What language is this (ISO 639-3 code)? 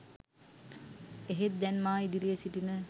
sin